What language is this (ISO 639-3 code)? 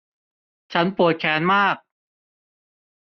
tha